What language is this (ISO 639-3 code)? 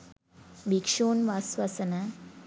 sin